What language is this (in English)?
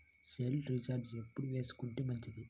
Telugu